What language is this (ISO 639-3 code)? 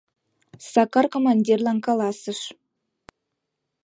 chm